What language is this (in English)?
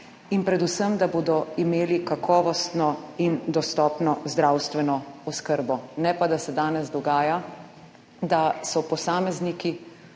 Slovenian